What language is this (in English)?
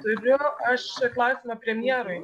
Lithuanian